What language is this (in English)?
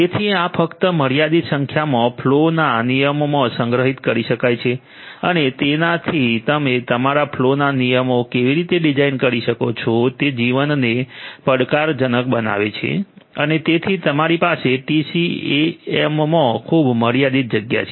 Gujarati